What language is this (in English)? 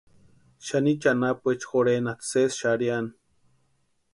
Western Highland Purepecha